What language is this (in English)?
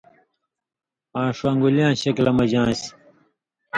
Indus Kohistani